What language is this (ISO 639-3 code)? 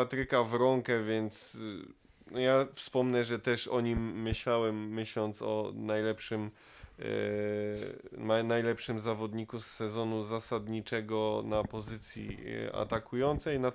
pol